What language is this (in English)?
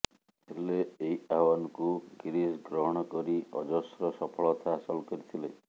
Odia